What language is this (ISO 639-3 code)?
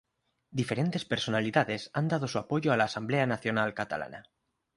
spa